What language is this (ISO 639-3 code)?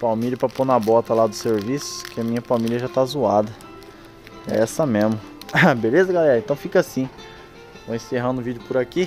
por